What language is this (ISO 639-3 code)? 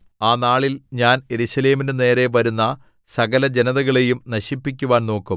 mal